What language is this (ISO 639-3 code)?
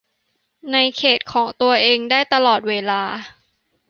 tha